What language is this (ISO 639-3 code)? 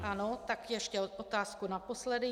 ces